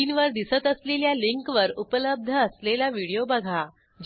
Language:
Marathi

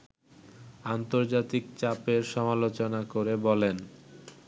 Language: Bangla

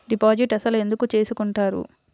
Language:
Telugu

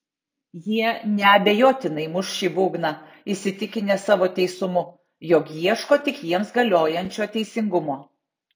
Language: Lithuanian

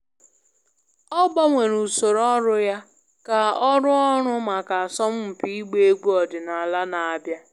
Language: Igbo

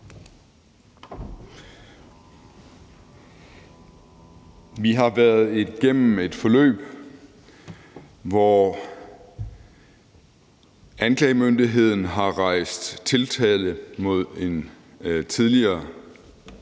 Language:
Danish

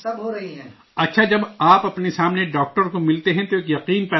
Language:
Urdu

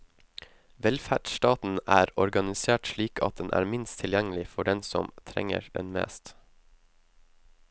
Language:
Norwegian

